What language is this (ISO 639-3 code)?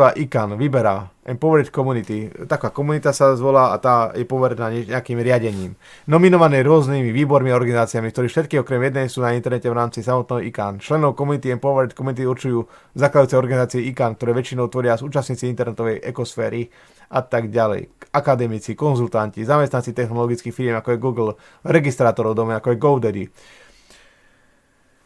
slk